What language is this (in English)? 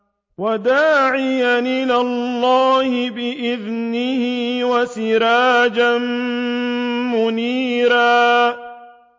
Arabic